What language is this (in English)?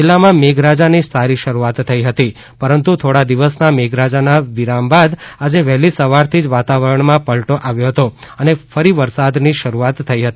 Gujarati